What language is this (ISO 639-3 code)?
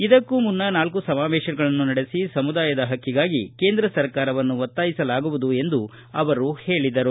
kan